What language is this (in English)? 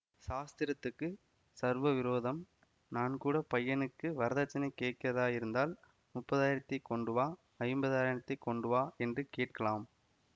Tamil